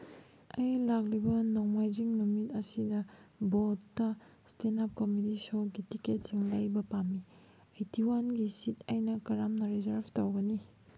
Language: Manipuri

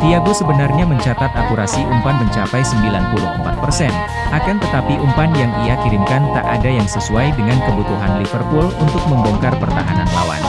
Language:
Indonesian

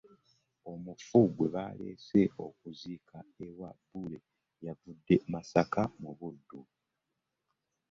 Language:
Ganda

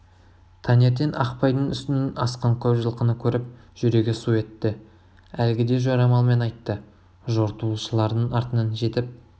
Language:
Kazakh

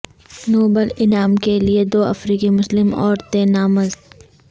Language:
Urdu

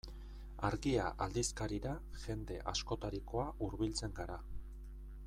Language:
Basque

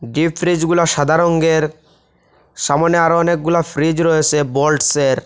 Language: Bangla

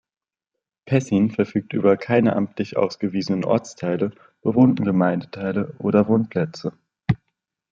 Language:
German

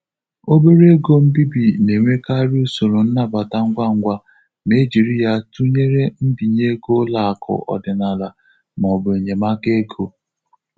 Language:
Igbo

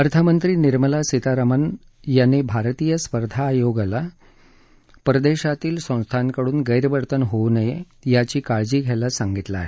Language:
Marathi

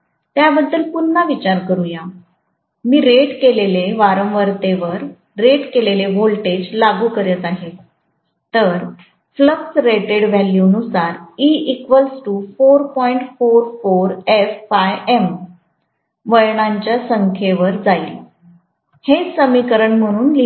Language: Marathi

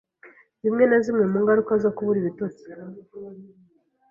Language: Kinyarwanda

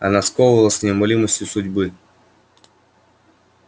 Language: Russian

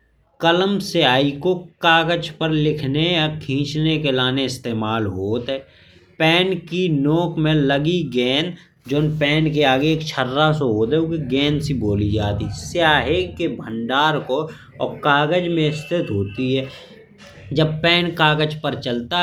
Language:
Bundeli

